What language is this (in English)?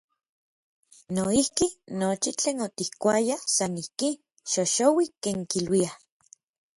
Orizaba Nahuatl